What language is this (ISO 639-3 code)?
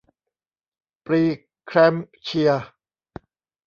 tha